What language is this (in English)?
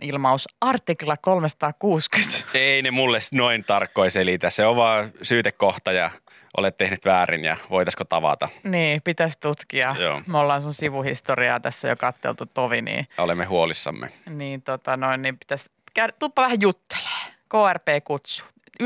Finnish